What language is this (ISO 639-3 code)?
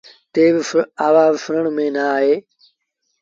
sbn